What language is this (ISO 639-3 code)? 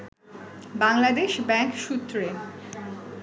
ben